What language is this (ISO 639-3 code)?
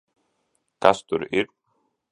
lav